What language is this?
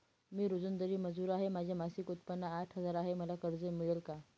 Marathi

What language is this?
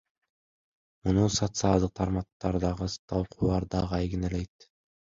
Kyrgyz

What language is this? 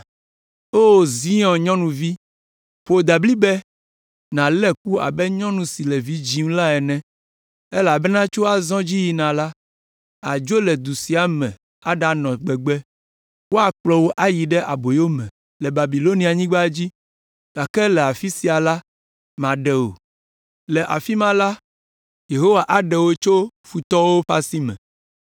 Ewe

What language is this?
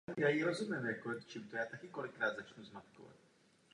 Czech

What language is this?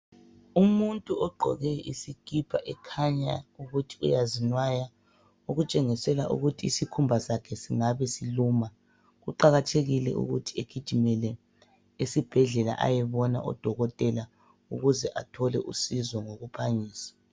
North Ndebele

